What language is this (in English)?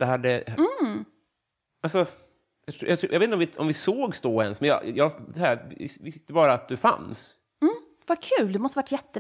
Swedish